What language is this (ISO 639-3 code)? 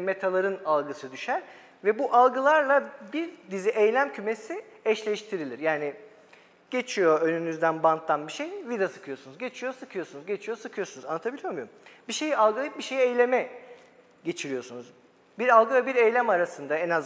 tur